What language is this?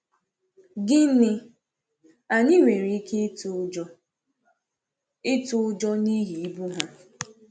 Igbo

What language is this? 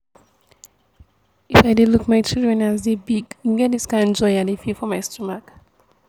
Nigerian Pidgin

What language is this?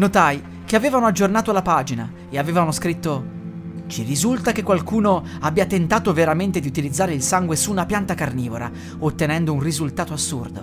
Italian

